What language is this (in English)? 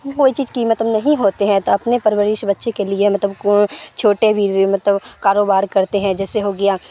Urdu